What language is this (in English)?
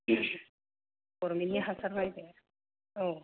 Bodo